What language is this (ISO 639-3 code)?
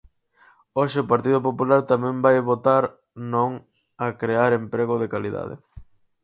glg